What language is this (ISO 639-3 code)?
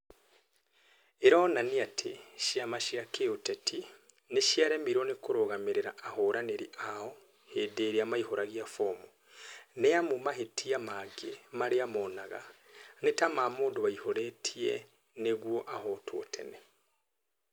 kik